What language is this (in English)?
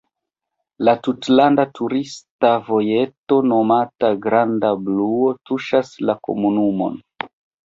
Esperanto